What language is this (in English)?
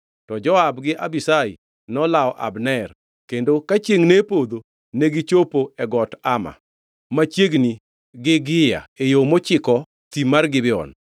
Luo (Kenya and Tanzania)